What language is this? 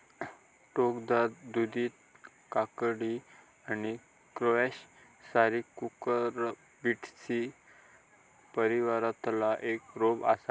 Marathi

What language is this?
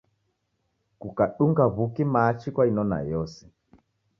Taita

